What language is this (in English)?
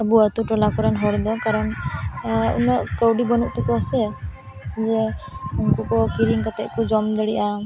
Santali